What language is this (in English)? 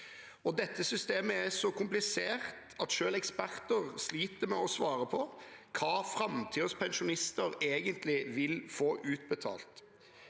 Norwegian